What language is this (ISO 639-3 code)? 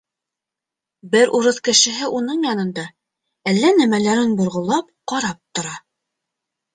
bak